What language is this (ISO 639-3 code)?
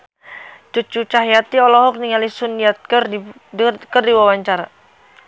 sun